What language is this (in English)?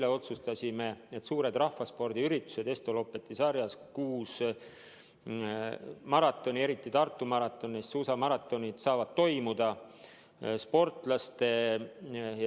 Estonian